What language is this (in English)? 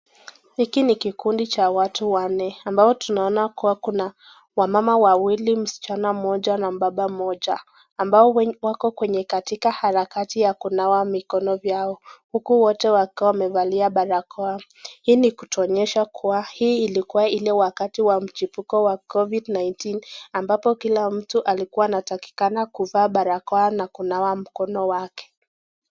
Swahili